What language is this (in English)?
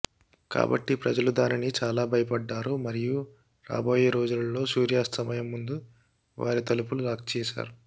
Telugu